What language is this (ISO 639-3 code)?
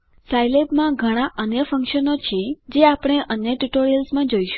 guj